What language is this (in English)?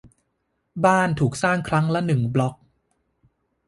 Thai